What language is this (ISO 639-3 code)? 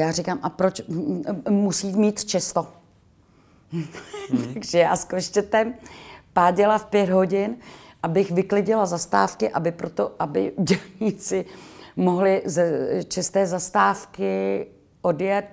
ces